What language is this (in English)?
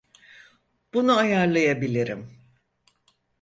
Turkish